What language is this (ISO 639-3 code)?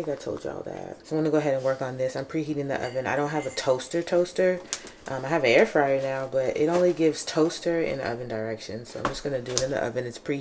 eng